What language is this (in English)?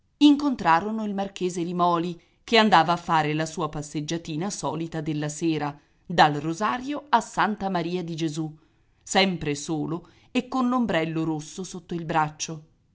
Italian